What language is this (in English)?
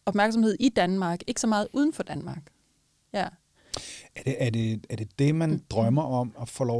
Danish